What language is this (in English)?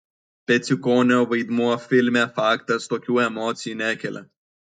Lithuanian